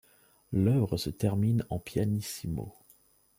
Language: French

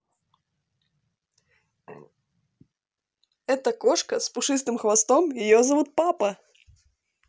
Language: Russian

